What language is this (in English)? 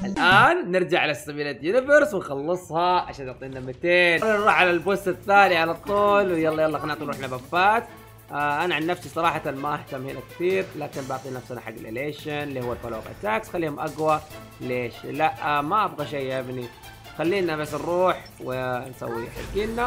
Arabic